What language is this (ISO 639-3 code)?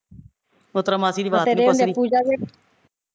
pan